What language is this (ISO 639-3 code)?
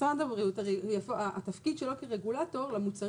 heb